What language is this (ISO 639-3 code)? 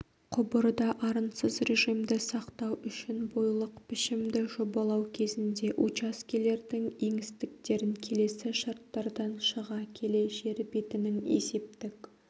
kaz